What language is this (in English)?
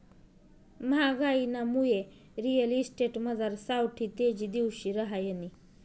Marathi